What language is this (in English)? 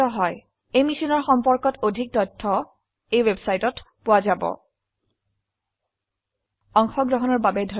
Assamese